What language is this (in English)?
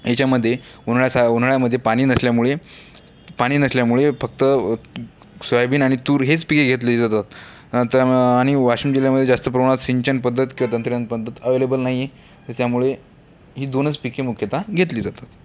Marathi